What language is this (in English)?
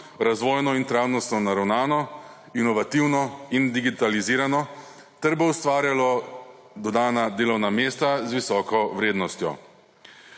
Slovenian